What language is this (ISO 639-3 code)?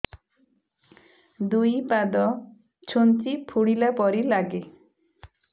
ori